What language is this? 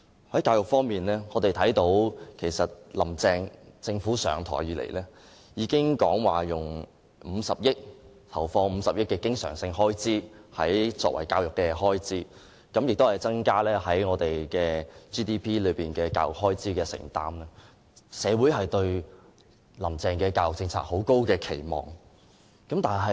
Cantonese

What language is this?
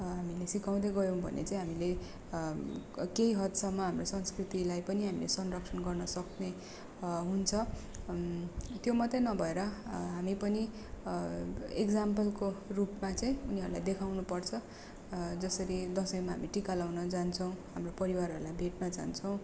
Nepali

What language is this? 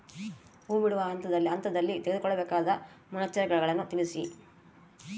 Kannada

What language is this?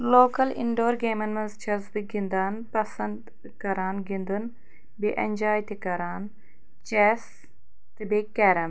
Kashmiri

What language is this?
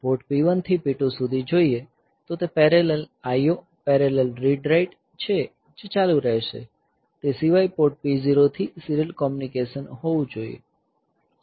Gujarati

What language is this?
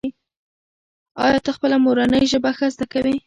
Pashto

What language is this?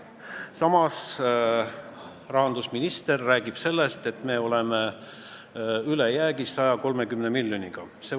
Estonian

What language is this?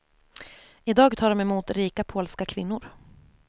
Swedish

